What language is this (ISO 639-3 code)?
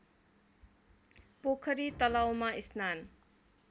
nep